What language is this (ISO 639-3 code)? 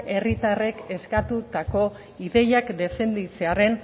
eus